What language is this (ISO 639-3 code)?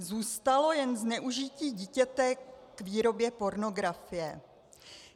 ces